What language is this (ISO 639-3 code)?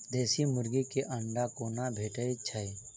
mai